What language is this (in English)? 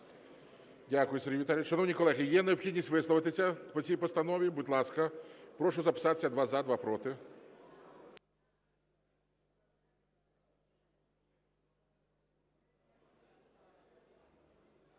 Ukrainian